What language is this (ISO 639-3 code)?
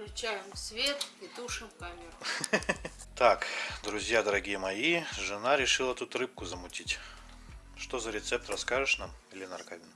rus